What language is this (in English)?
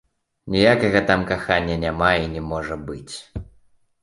Belarusian